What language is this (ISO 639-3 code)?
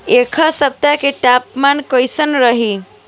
bho